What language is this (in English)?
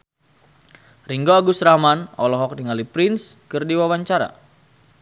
Sundanese